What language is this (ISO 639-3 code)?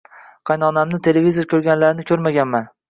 uzb